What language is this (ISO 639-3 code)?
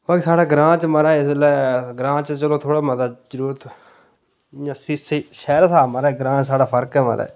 doi